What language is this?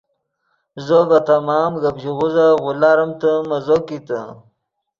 Yidgha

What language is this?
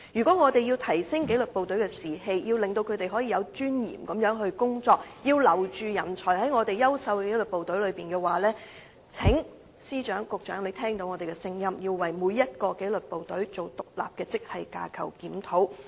Cantonese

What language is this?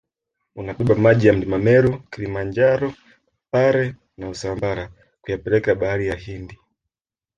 Swahili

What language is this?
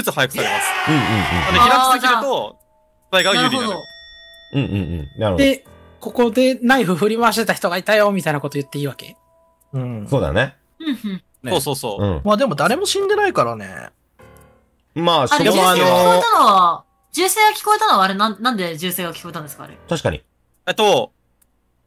Japanese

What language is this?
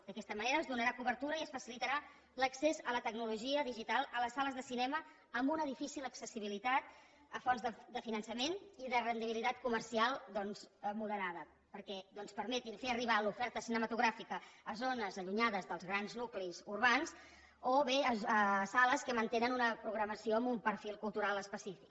Catalan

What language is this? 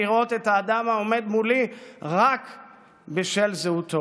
Hebrew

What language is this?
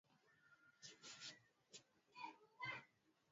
Swahili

